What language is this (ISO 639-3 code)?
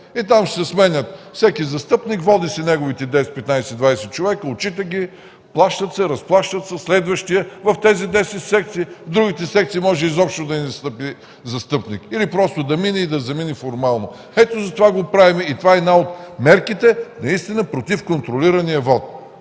bul